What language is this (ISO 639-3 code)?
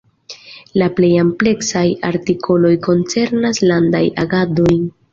epo